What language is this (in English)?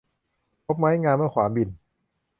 Thai